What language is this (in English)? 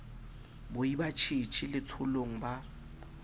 Southern Sotho